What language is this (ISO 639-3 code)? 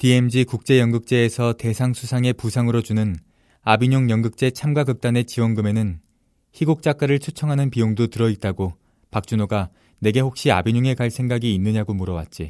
kor